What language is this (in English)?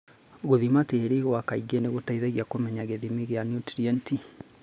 Kikuyu